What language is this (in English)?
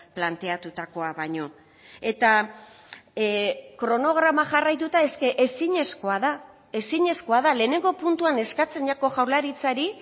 Basque